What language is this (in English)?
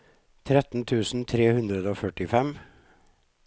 Norwegian